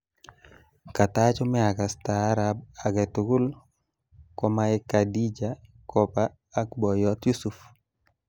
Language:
Kalenjin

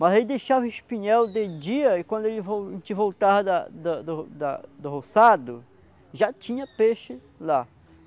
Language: Portuguese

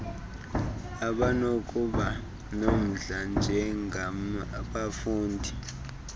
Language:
Xhosa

